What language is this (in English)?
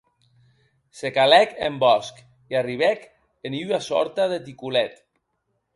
Occitan